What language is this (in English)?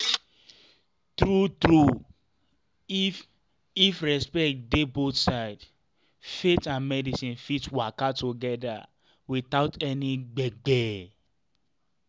Nigerian Pidgin